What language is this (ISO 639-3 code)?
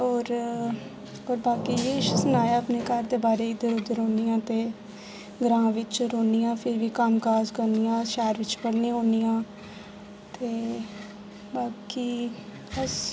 doi